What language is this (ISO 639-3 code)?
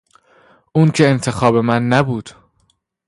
fas